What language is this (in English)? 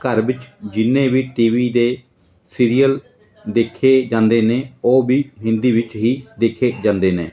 Punjabi